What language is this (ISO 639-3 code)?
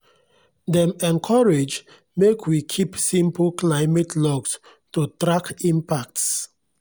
pcm